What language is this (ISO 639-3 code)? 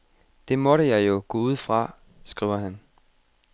dan